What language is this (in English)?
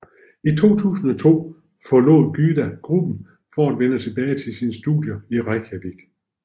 Danish